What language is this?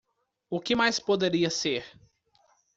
Portuguese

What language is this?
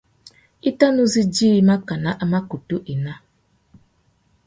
Tuki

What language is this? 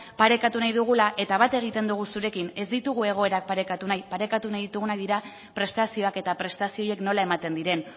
Basque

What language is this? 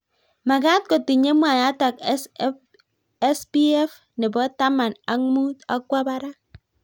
Kalenjin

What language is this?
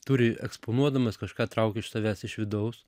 Lithuanian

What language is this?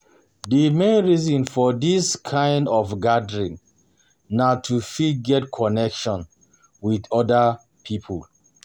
Nigerian Pidgin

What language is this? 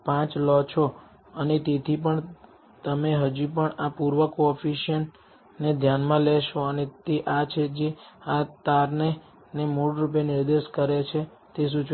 Gujarati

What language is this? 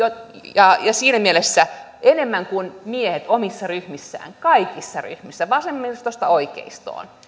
Finnish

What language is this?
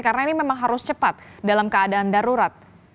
Indonesian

